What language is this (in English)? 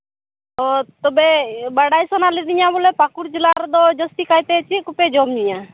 Santali